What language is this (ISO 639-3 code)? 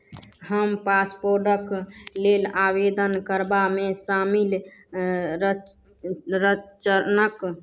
mai